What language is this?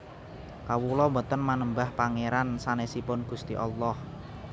Javanese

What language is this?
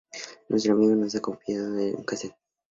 Spanish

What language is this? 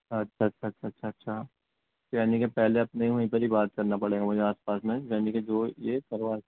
Urdu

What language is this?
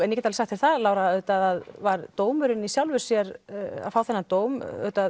Icelandic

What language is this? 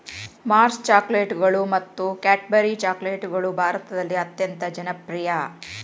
Kannada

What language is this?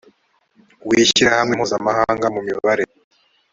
Kinyarwanda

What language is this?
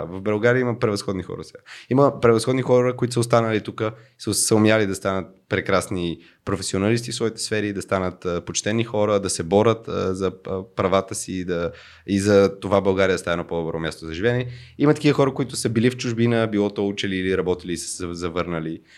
Bulgarian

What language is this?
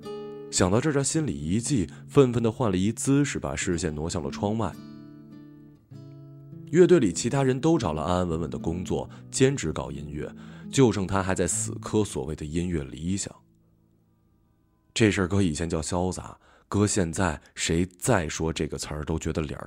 Chinese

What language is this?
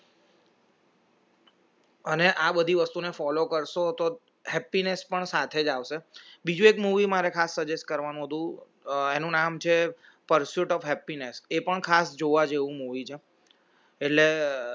Gujarati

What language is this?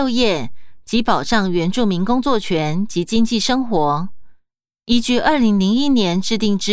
Chinese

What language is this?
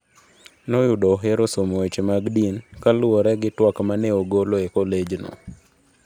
Luo (Kenya and Tanzania)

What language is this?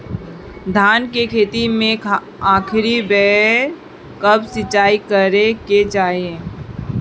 Bhojpuri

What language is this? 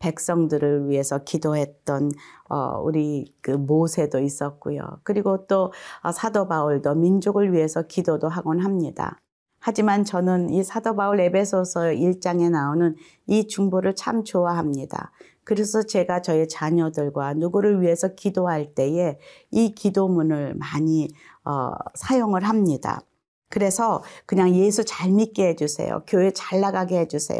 Korean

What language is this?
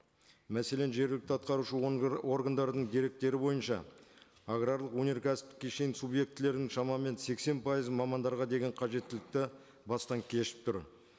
Kazakh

